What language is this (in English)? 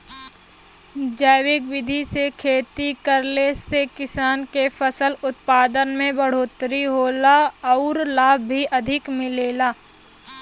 Bhojpuri